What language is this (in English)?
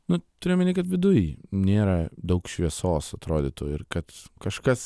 Lithuanian